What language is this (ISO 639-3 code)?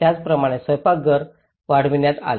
mar